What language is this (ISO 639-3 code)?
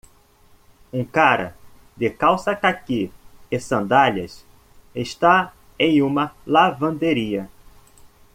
por